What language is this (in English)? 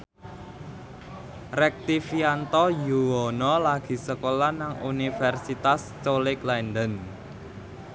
Javanese